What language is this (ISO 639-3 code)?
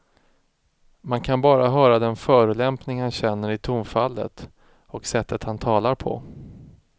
swe